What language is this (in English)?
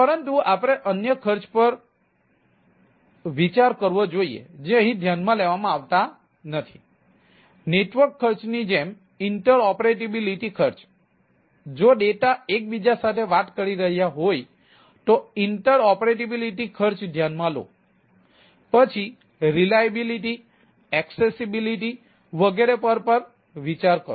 Gujarati